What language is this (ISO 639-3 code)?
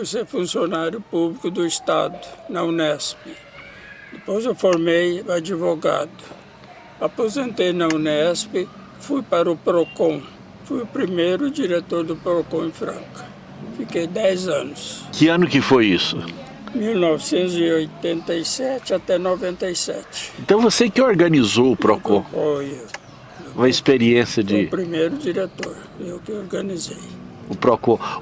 por